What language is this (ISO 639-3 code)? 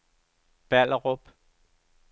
dan